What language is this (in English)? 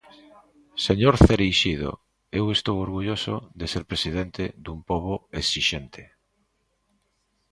Galician